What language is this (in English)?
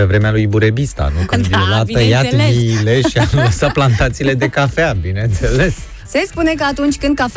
Romanian